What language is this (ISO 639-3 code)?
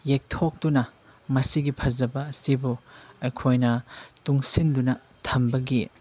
mni